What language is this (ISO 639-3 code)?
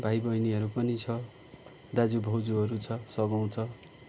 nep